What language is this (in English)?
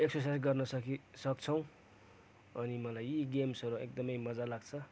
Nepali